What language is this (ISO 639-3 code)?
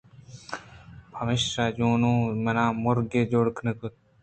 bgp